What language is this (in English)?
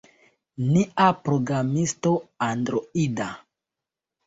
Esperanto